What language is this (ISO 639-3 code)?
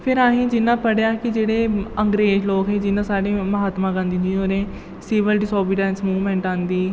doi